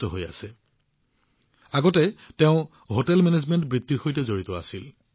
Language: Assamese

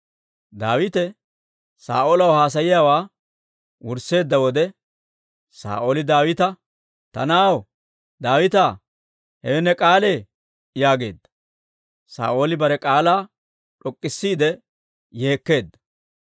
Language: Dawro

